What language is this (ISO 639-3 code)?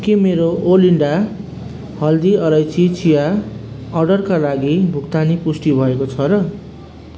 nep